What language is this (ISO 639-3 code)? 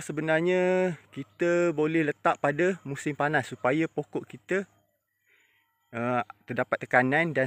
msa